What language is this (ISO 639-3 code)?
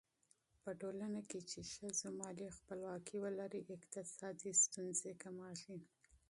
pus